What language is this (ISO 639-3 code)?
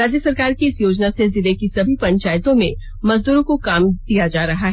hin